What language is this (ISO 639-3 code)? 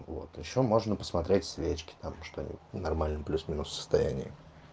rus